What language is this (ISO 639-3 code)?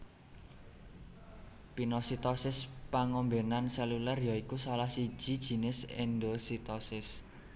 jav